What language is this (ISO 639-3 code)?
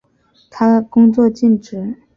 zho